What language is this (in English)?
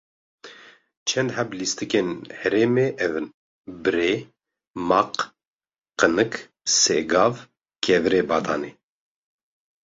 Kurdish